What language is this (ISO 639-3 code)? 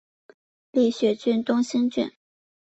zho